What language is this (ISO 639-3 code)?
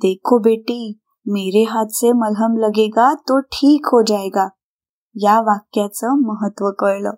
mar